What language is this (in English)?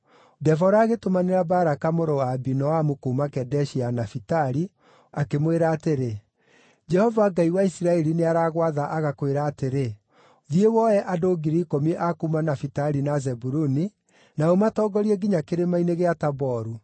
Kikuyu